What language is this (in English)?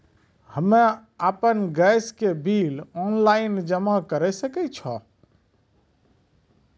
Maithili